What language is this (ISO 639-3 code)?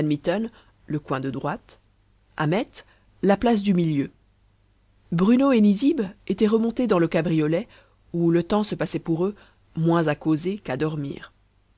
fra